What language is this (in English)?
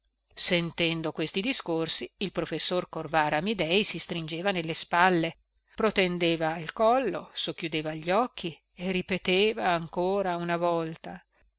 Italian